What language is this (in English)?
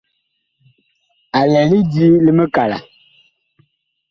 Bakoko